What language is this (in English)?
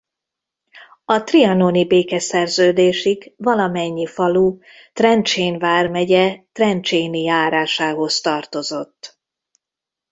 Hungarian